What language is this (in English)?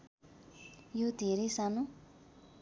Nepali